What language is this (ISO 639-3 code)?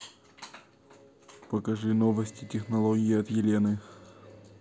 rus